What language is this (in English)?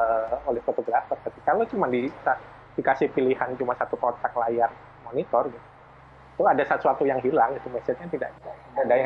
Indonesian